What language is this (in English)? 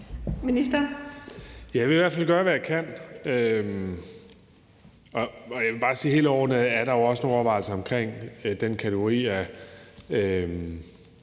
Danish